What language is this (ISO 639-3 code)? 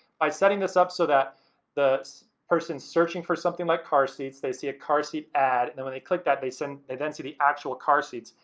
eng